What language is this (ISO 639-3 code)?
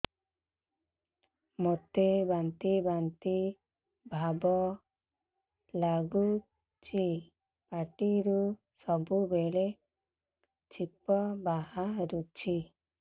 ori